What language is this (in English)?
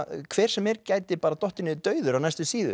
Icelandic